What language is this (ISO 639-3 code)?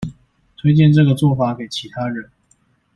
zho